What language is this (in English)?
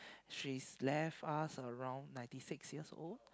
English